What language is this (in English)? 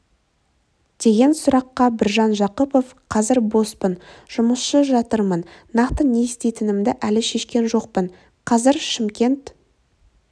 Kazakh